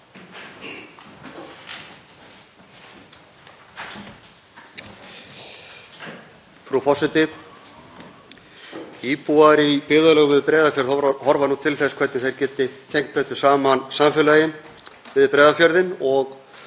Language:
Icelandic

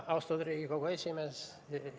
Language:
Estonian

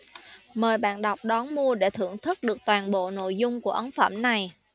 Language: Vietnamese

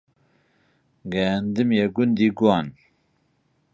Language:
Central Kurdish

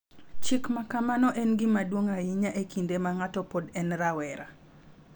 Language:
Luo (Kenya and Tanzania)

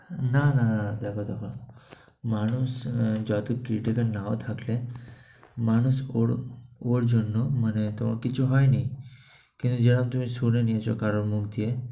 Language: Bangla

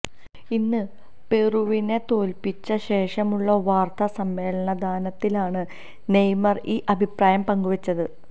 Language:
Malayalam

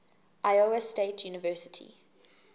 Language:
English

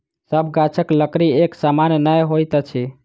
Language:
Maithili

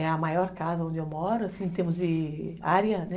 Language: Portuguese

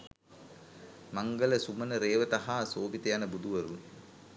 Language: Sinhala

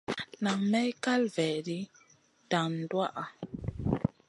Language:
Masana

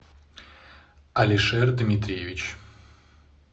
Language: Russian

